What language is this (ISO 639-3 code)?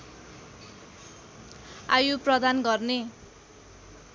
nep